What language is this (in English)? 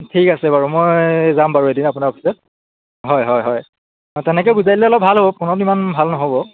Assamese